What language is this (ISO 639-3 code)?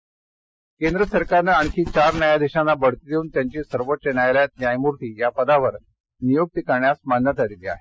mar